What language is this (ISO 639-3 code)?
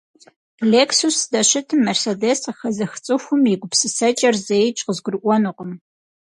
kbd